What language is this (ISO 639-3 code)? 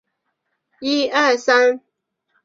zho